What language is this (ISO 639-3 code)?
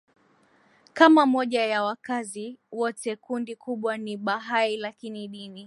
swa